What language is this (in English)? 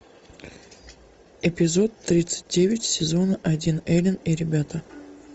Russian